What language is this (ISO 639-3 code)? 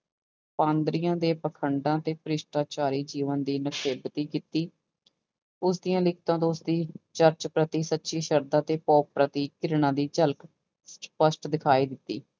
pan